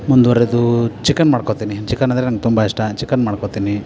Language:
Kannada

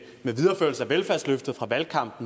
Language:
Danish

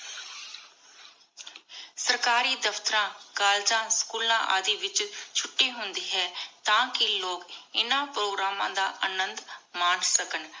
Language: Punjabi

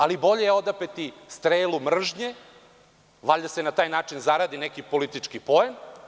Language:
Serbian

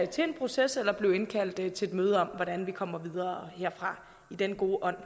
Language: Danish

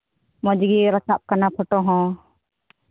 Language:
Santali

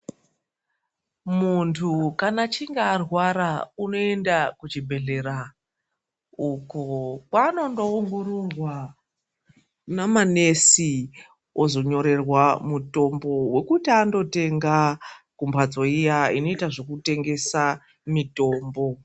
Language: Ndau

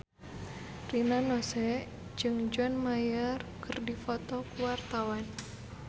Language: Sundanese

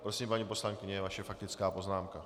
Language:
Czech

